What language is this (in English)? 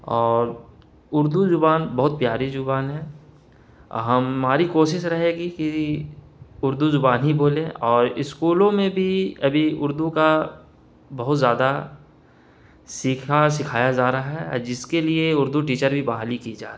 Urdu